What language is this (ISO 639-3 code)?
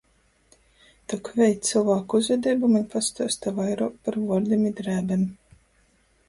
ltg